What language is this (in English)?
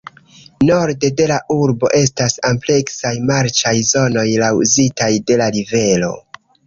Esperanto